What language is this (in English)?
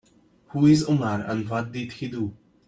English